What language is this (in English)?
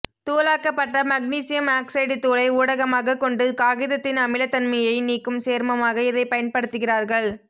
Tamil